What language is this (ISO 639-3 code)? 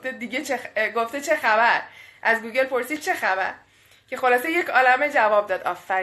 fas